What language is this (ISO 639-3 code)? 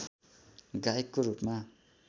nep